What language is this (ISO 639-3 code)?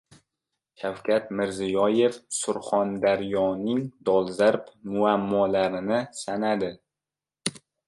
uzb